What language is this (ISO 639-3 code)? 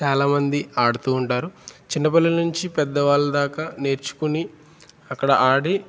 tel